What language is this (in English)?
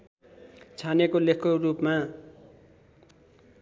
Nepali